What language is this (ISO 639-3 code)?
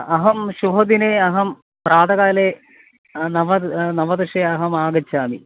san